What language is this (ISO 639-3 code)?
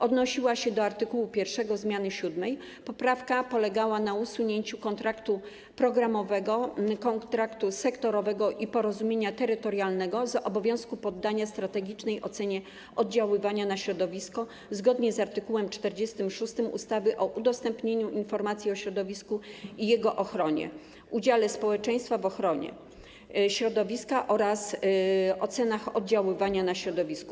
pol